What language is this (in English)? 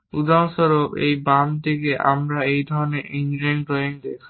Bangla